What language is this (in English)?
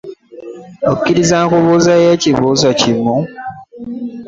Ganda